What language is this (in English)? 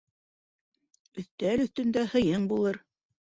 Bashkir